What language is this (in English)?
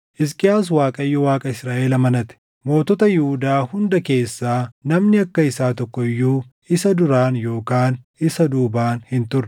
Oromo